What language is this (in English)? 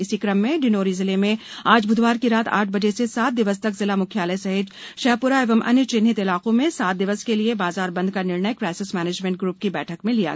Hindi